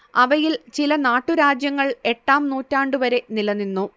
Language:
Malayalam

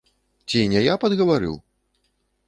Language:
Belarusian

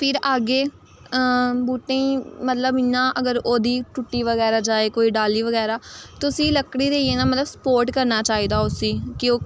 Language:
Dogri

